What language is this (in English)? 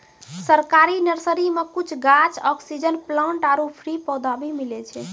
Maithili